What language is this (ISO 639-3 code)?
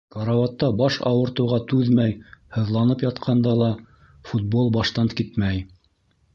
bak